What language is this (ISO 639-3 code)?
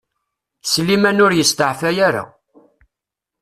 kab